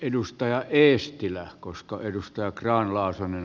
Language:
Finnish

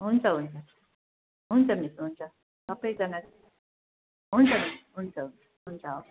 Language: Nepali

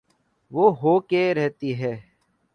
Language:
Urdu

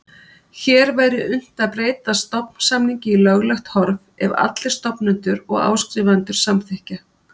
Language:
Icelandic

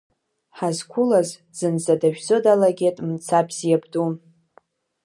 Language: Abkhazian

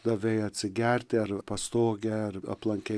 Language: Lithuanian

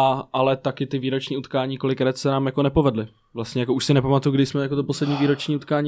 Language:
Czech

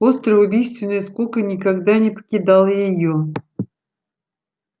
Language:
Russian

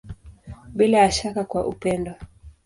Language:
Swahili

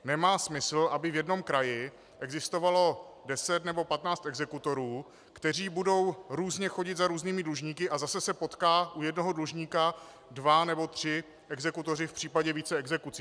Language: Czech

